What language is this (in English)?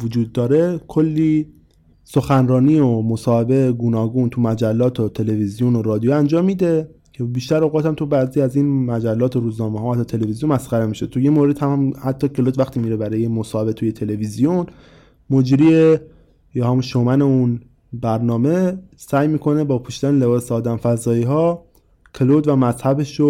Persian